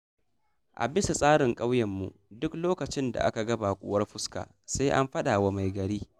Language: Hausa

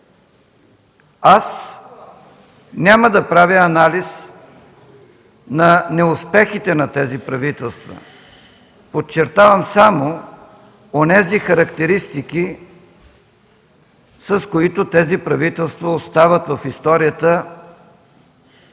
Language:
Bulgarian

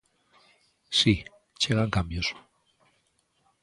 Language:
Galician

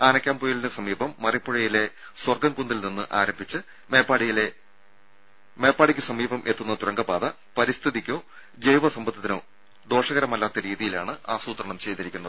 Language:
Malayalam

